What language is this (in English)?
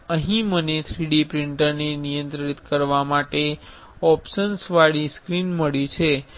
Gujarati